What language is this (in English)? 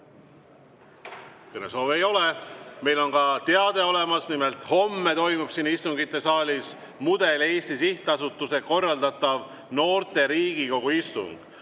Estonian